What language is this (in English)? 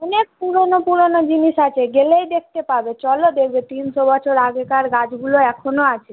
Bangla